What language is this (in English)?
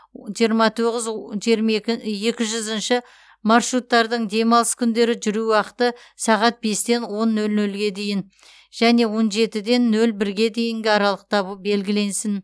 Kazakh